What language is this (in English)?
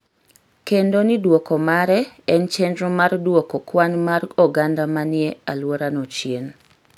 Luo (Kenya and Tanzania)